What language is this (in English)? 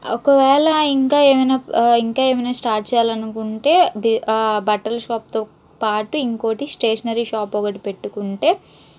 Telugu